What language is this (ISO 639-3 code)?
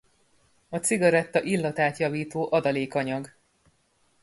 hun